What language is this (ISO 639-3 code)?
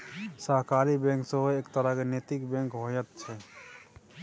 mai